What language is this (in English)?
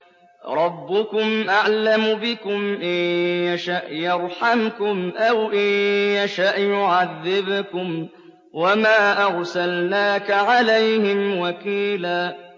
Arabic